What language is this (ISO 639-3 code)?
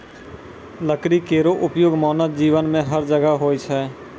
mai